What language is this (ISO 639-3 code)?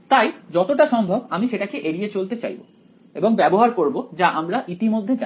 ben